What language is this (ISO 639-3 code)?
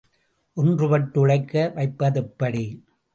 tam